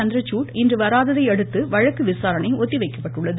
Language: Tamil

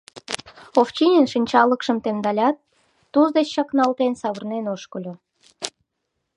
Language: Mari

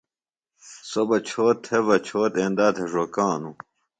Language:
Phalura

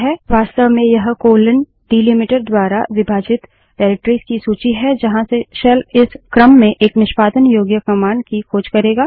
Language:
Hindi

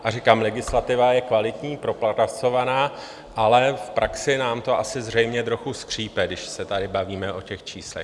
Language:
Czech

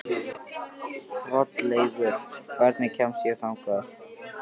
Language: Icelandic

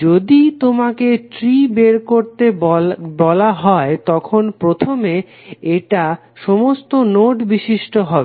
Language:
Bangla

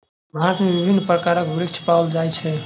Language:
Maithili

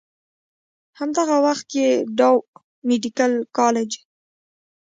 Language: Pashto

